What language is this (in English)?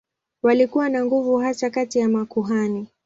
Swahili